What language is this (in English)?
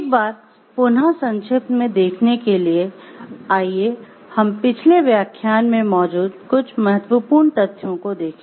Hindi